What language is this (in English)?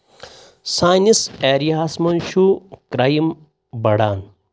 Kashmiri